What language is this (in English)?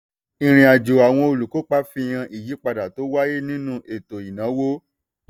Yoruba